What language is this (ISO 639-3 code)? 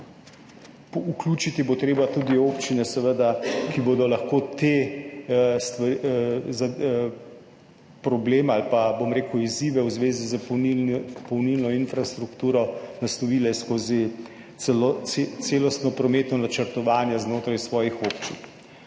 slv